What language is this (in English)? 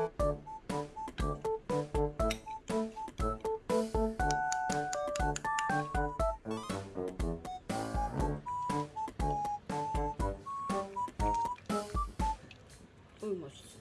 Korean